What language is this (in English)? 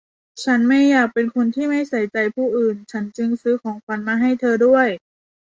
Thai